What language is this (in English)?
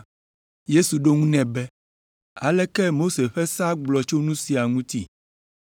Ewe